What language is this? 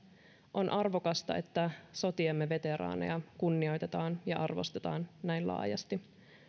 Finnish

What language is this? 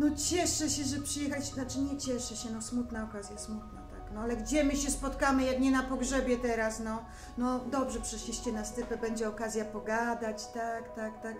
Polish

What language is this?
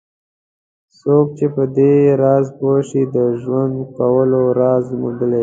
Pashto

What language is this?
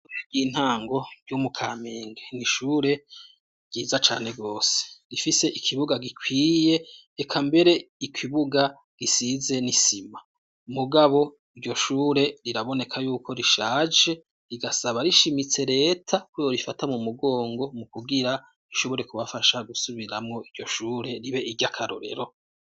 Rundi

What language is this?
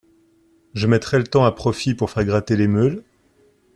French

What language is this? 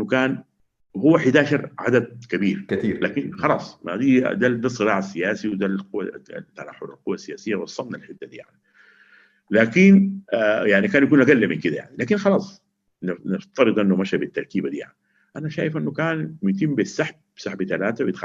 Arabic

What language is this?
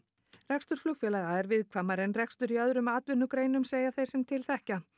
Icelandic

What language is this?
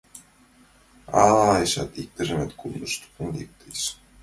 Mari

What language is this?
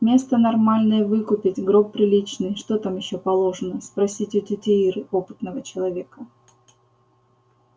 Russian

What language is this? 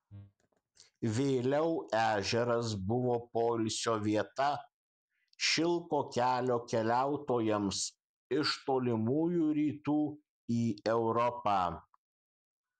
Lithuanian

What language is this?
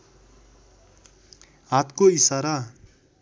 Nepali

